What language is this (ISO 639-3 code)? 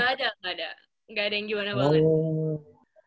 ind